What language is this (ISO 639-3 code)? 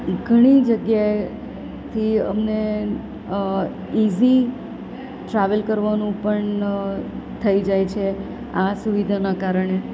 guj